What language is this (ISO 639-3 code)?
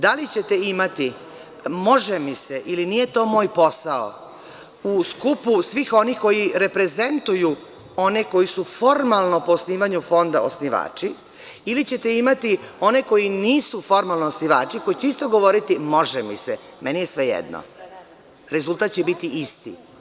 srp